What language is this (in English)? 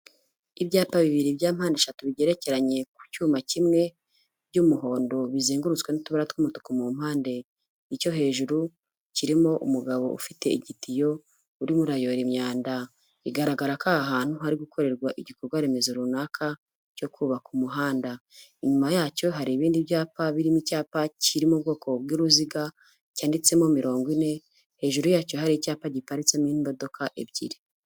Kinyarwanda